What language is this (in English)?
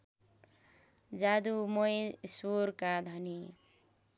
Nepali